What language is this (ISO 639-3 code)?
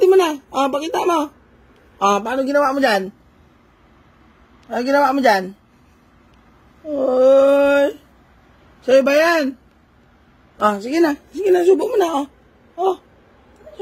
vie